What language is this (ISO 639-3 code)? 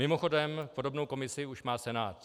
ces